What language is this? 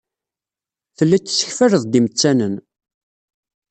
Kabyle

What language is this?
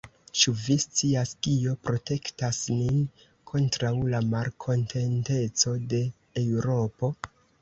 Esperanto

